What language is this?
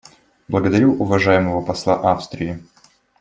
Russian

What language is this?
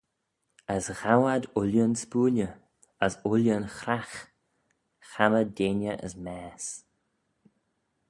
Manx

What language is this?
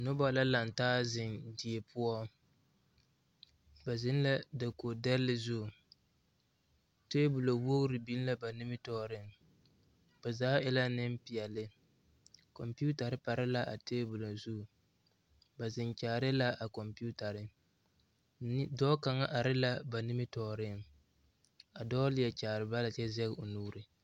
Southern Dagaare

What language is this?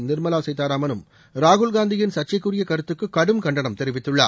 Tamil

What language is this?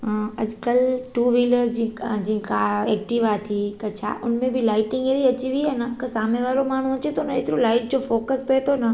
Sindhi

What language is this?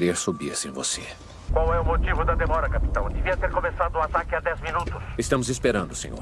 Portuguese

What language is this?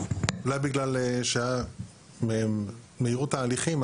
Hebrew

